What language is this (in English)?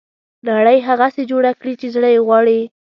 Pashto